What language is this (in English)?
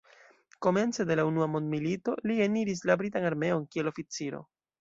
Esperanto